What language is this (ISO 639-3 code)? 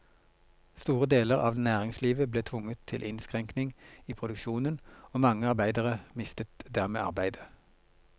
nor